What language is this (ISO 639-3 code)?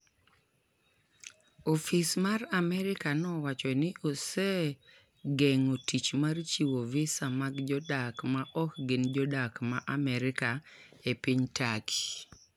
luo